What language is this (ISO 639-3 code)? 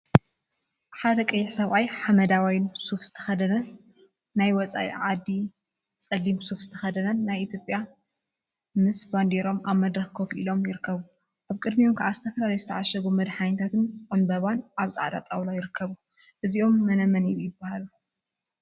tir